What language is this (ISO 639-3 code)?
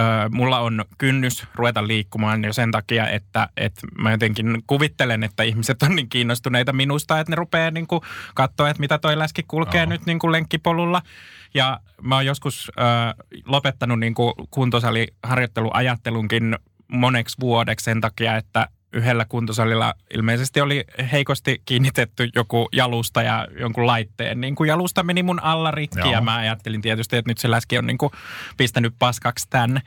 fin